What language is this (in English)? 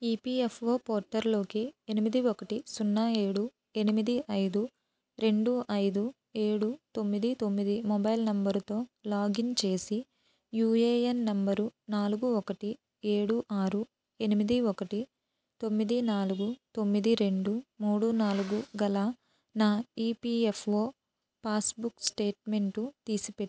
Telugu